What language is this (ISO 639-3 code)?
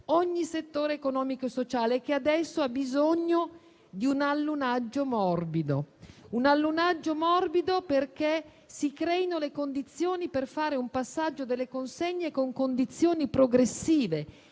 ita